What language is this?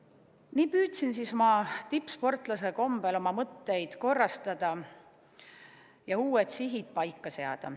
Estonian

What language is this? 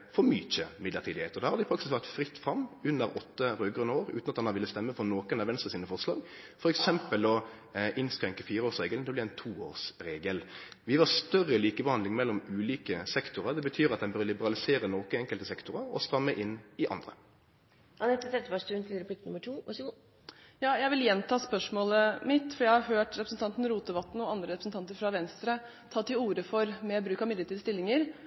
Norwegian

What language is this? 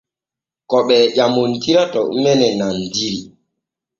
Borgu Fulfulde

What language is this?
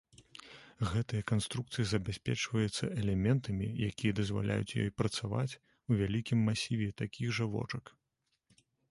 Belarusian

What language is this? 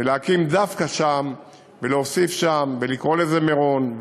Hebrew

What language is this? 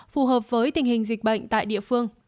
Vietnamese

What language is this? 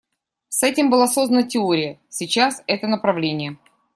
Russian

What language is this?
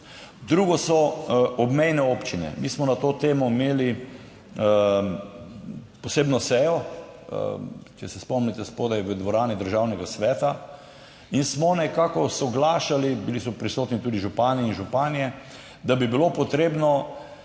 Slovenian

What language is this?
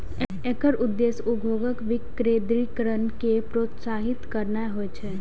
Maithili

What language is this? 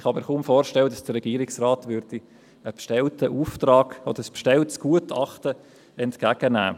Swiss German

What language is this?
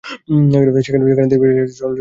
Bangla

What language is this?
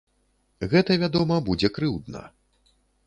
Belarusian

